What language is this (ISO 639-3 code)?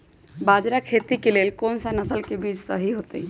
mag